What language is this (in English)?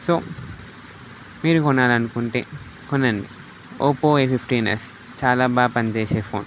Telugu